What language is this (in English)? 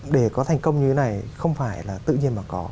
Vietnamese